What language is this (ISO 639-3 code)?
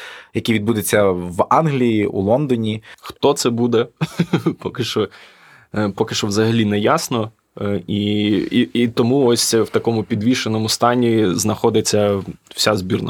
ukr